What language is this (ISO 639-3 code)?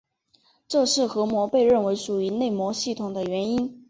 zho